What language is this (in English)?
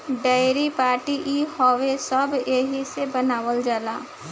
Bhojpuri